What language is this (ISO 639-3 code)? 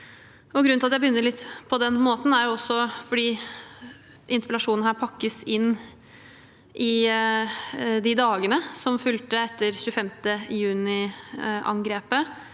nor